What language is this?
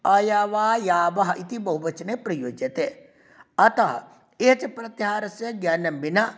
Sanskrit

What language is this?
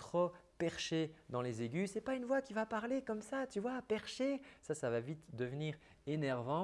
French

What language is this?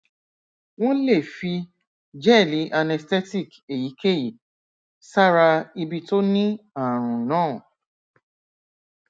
Yoruba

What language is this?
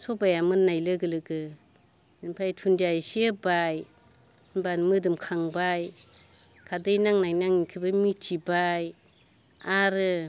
Bodo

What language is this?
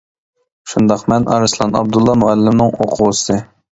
Uyghur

